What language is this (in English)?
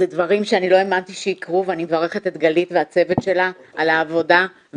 Hebrew